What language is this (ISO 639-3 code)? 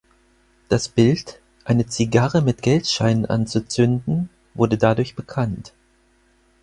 deu